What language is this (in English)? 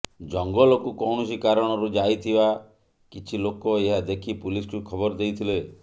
Odia